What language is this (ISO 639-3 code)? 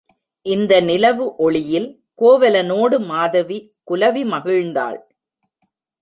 tam